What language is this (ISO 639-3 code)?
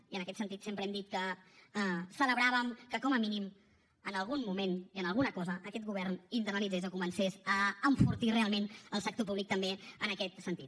cat